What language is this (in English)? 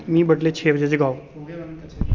Dogri